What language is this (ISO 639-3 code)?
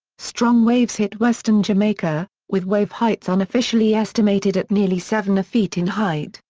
eng